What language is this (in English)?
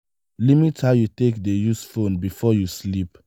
Nigerian Pidgin